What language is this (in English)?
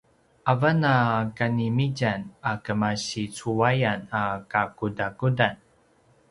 Paiwan